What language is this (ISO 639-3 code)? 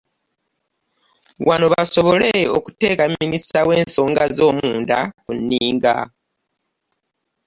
lug